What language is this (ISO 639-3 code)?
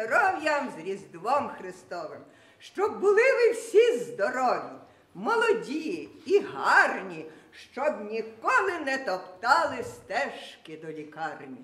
ron